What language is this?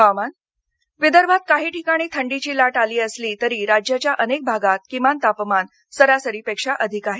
Marathi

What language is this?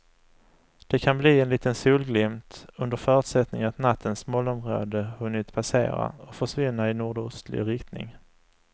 Swedish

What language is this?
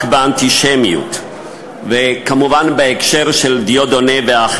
Hebrew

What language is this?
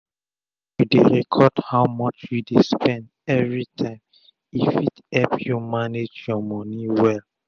Nigerian Pidgin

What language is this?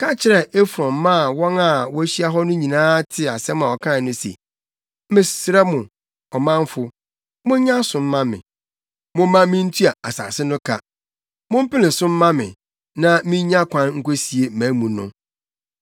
Akan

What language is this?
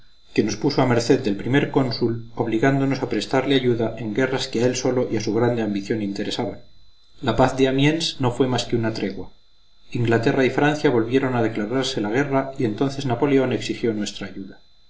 Spanish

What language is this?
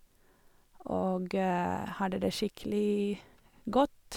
Norwegian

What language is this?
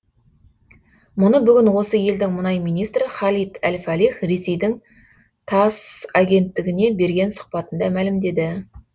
Kazakh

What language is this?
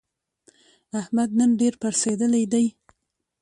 Pashto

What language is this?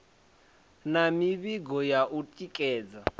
Venda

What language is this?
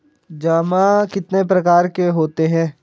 Hindi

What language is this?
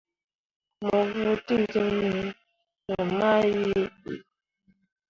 Mundang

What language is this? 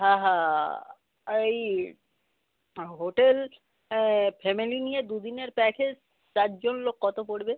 Bangla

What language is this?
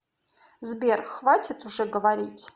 Russian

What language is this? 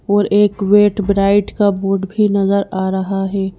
Hindi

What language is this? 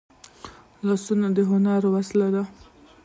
Pashto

